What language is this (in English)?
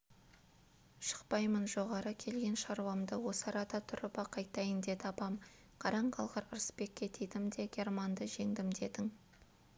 Kazakh